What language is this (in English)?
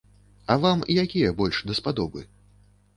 Belarusian